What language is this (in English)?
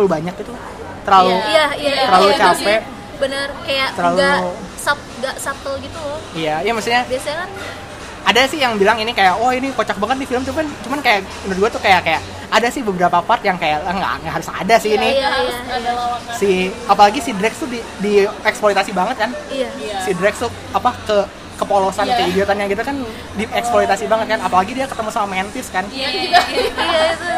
Indonesian